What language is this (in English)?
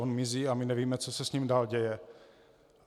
Czech